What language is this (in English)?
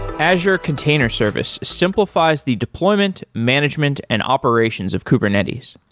English